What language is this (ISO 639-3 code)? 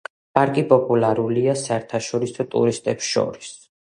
kat